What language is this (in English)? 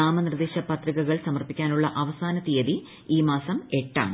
Malayalam